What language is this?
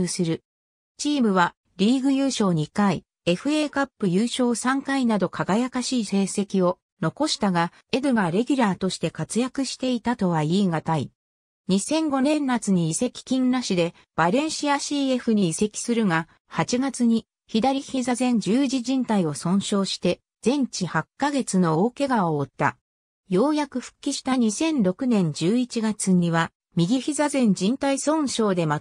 Japanese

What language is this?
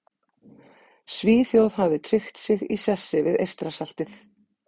Icelandic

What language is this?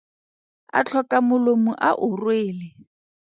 Tswana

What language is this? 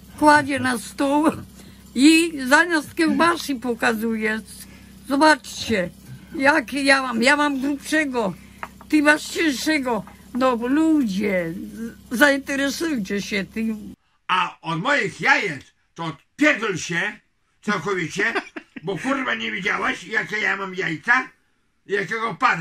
Polish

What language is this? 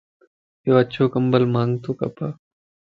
Lasi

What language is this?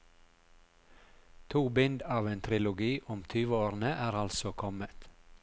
Norwegian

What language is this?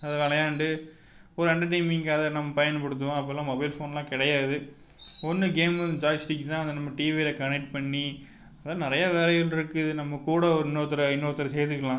Tamil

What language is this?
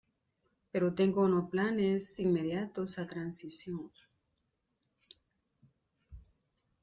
Spanish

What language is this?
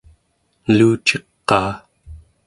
Central Yupik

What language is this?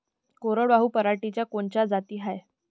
Marathi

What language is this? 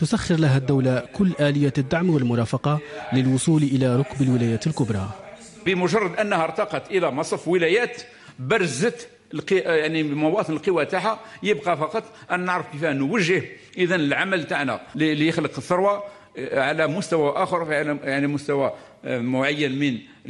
Arabic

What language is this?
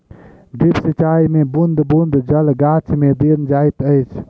Maithili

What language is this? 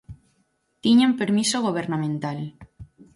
Galician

